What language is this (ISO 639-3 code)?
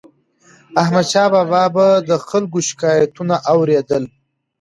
pus